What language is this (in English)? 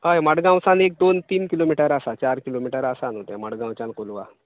Konkani